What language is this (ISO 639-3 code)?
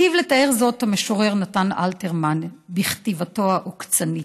heb